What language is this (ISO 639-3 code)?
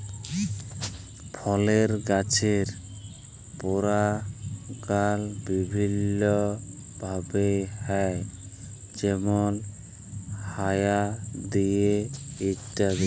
ben